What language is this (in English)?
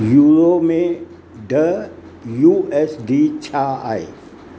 Sindhi